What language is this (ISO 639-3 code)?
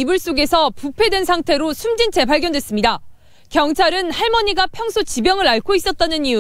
kor